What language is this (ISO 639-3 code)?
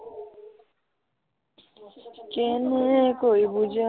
asm